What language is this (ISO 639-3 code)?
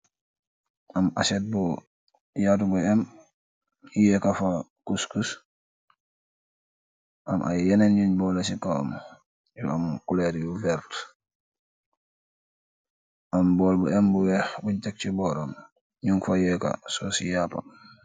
wol